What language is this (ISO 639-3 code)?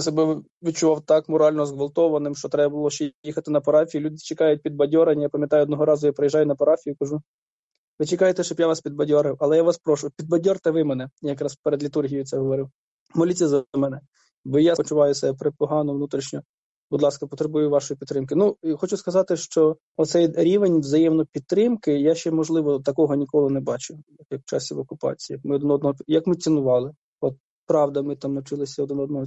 ukr